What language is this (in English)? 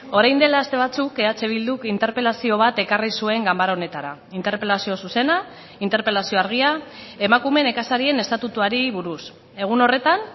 Basque